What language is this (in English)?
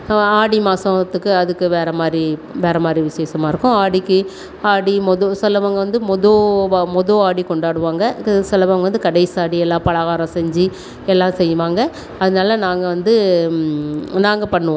Tamil